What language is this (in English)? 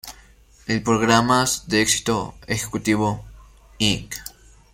Spanish